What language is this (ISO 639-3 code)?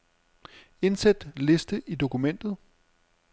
dan